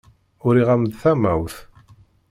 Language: Kabyle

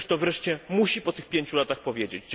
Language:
Polish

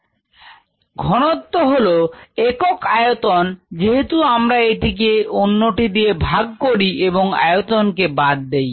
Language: Bangla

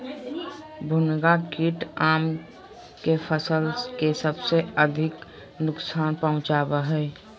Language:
Magahi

